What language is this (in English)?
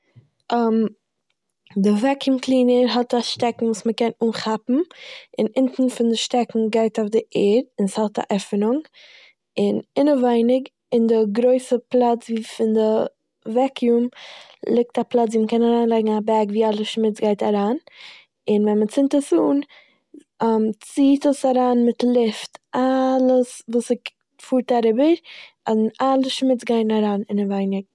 Yiddish